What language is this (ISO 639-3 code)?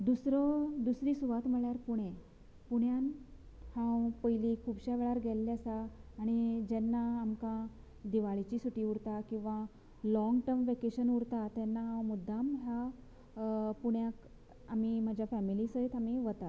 kok